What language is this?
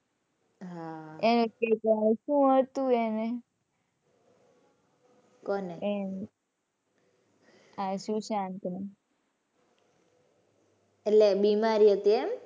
Gujarati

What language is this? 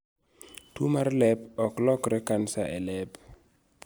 Luo (Kenya and Tanzania)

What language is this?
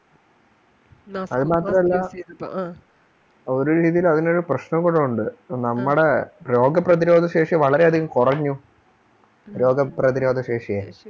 Malayalam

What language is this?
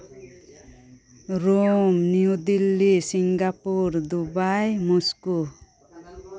Santali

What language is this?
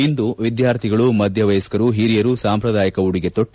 Kannada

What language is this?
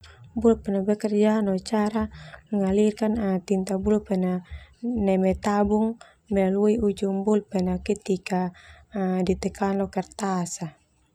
Termanu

